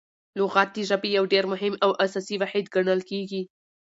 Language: Pashto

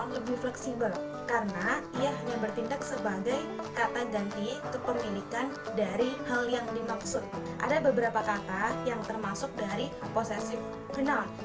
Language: Indonesian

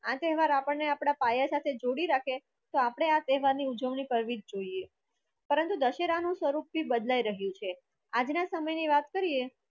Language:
Gujarati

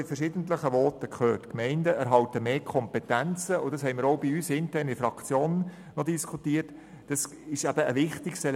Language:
Swiss German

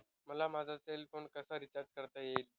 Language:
Marathi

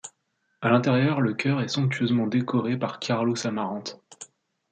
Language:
French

